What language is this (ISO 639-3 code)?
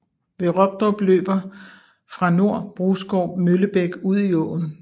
dan